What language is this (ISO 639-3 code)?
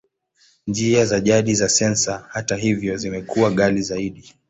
swa